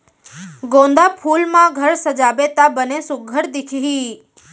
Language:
Chhattisgarhi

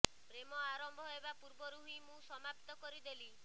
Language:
Odia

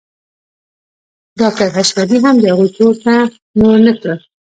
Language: Pashto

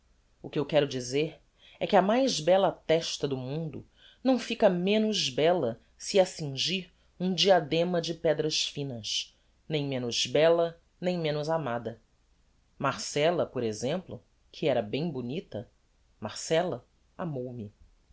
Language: Portuguese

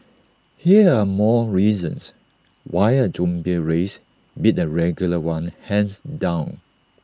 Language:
English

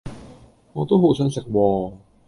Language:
Cantonese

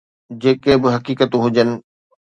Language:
Sindhi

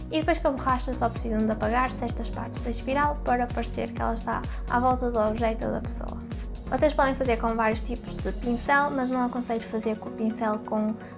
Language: Portuguese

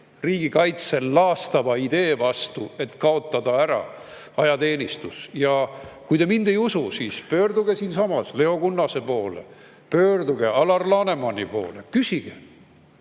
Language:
Estonian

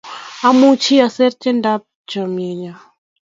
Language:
Kalenjin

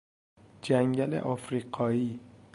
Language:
Persian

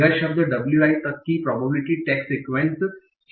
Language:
Hindi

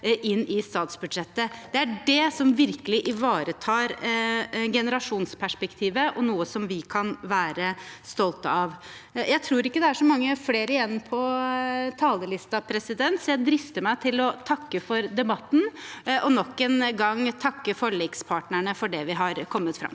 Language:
Norwegian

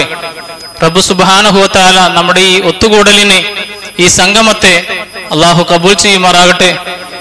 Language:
Malayalam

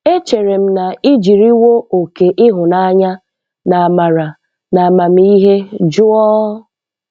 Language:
Igbo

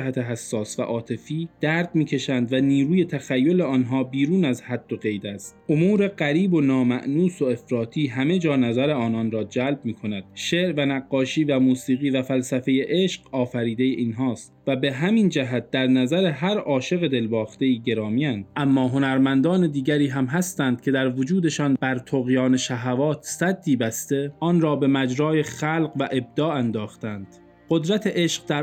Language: Persian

